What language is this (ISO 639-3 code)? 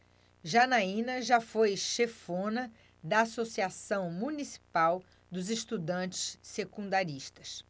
por